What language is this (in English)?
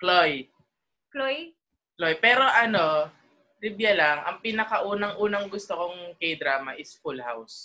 Filipino